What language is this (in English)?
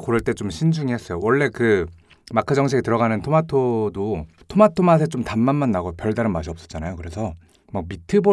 Korean